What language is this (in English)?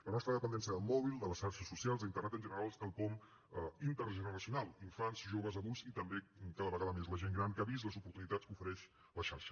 Catalan